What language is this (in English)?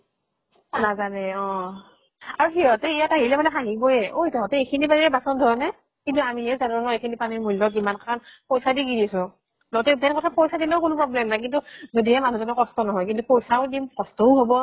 Assamese